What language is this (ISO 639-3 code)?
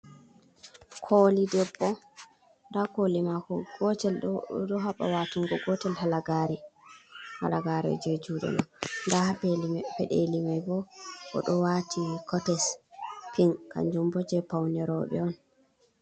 ful